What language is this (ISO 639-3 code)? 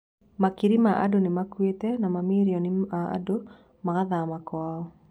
kik